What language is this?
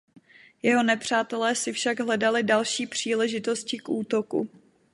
Czech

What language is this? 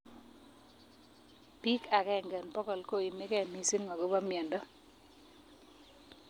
Kalenjin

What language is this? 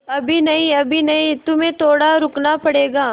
Hindi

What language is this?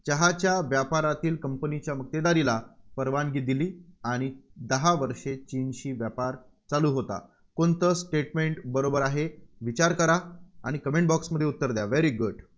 Marathi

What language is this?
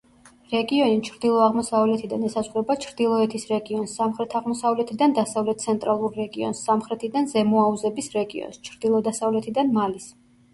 Georgian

